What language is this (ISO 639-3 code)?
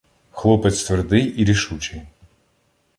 ukr